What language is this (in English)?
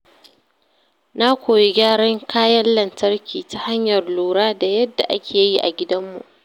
Hausa